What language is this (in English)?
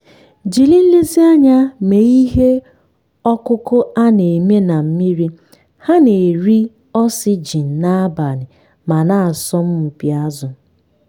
Igbo